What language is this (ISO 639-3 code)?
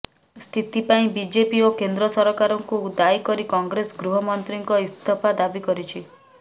ori